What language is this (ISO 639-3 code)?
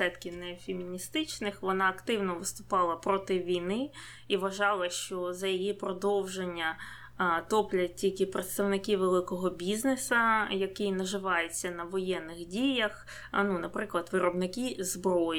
ukr